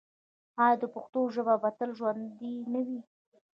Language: Pashto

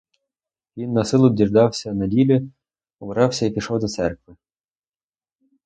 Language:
Ukrainian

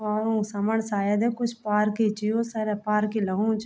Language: Garhwali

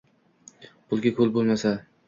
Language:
Uzbek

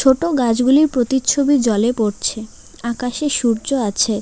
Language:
Bangla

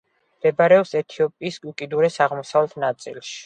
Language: Georgian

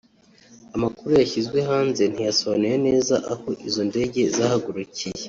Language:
Kinyarwanda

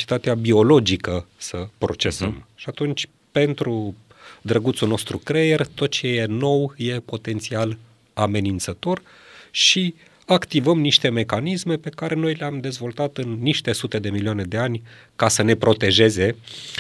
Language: Romanian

